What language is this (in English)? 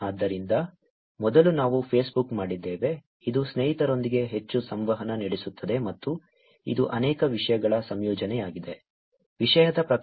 Kannada